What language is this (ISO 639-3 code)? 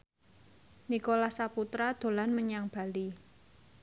jav